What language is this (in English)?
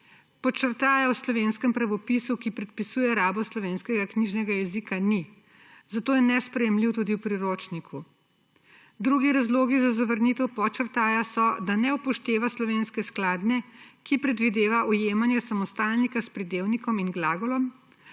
Slovenian